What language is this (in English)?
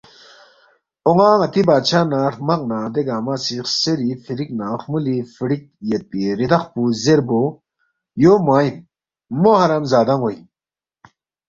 Balti